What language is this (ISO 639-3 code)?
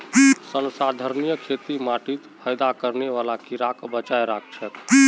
mag